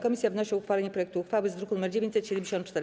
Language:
Polish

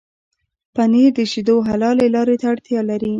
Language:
Pashto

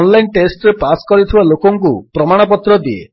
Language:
Odia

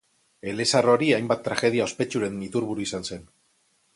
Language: Basque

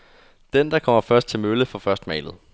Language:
Danish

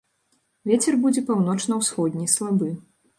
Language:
Belarusian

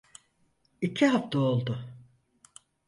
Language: Turkish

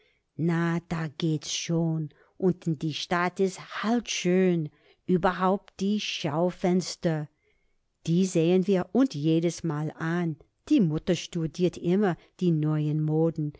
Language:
German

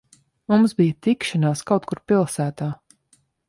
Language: Latvian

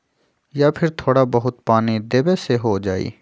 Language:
Magahi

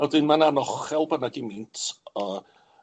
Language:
Welsh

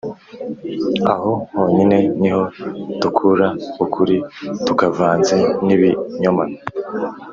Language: Kinyarwanda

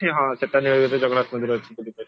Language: Odia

